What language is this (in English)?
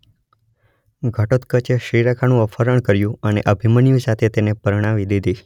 Gujarati